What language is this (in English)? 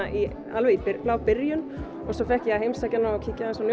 Icelandic